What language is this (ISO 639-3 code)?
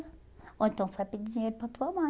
por